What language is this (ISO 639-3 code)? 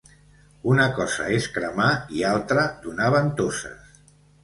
cat